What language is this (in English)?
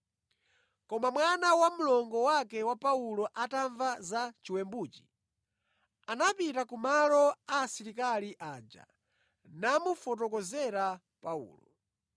Nyanja